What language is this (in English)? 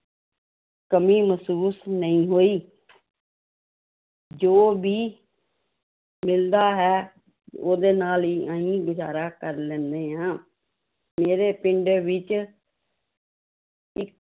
Punjabi